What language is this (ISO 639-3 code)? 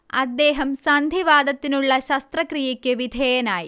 mal